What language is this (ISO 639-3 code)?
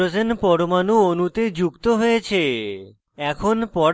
ben